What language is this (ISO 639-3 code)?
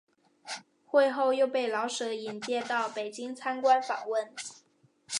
zho